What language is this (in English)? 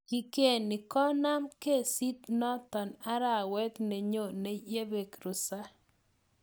Kalenjin